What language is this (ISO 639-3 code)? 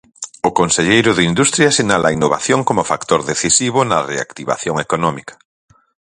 glg